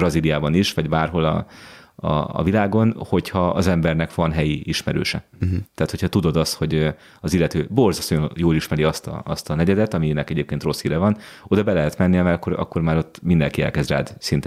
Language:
Hungarian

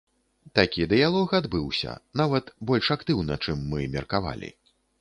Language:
Belarusian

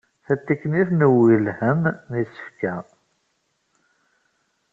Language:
Kabyle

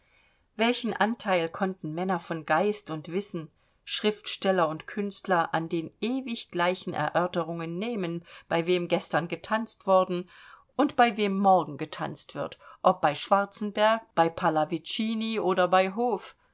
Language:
German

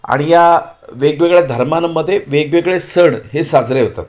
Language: Marathi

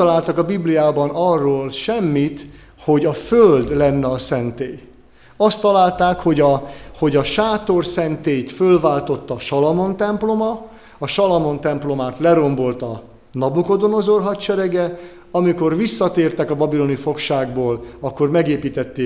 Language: Hungarian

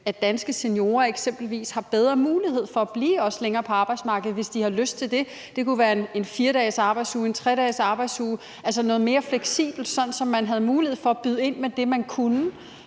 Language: Danish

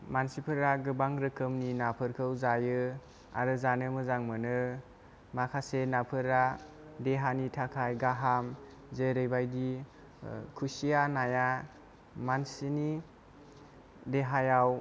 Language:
Bodo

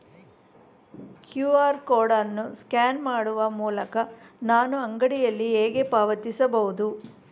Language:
Kannada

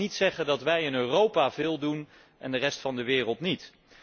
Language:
Dutch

